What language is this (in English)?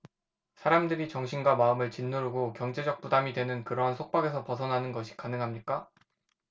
Korean